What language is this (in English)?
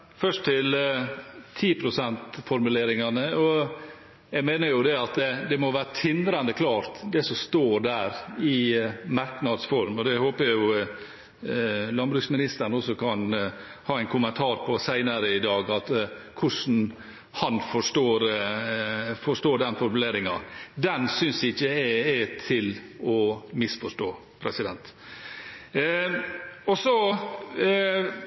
Norwegian